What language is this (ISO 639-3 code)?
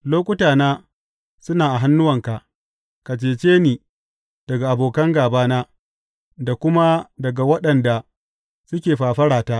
hau